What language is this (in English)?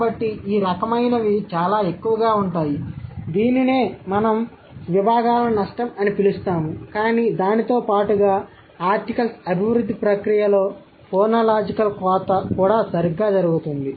Telugu